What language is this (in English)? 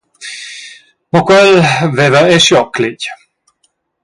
Romansh